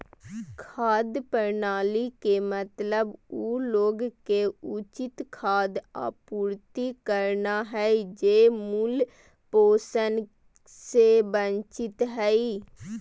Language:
Magahi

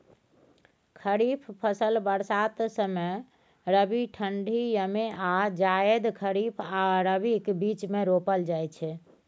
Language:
Maithili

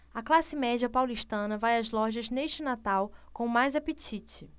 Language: Portuguese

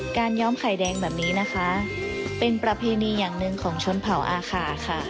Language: Thai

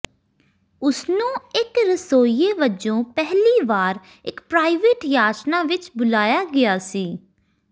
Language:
Punjabi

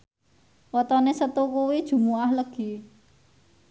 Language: Javanese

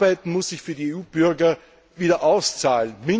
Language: German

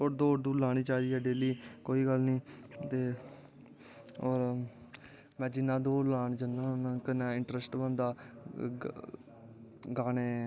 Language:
Dogri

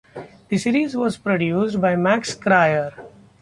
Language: English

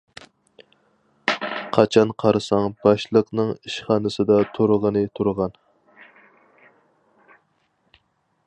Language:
Uyghur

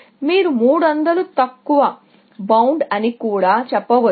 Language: Telugu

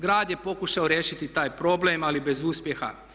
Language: Croatian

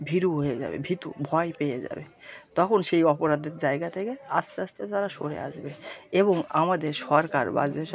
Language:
Bangla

